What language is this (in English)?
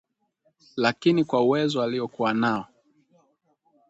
Swahili